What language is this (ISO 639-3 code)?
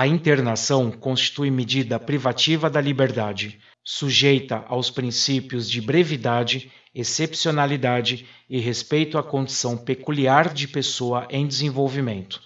por